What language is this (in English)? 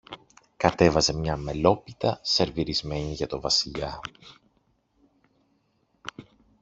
Greek